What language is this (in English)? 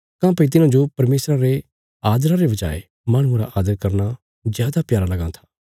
Bilaspuri